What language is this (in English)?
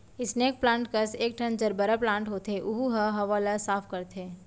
Chhattisgarhi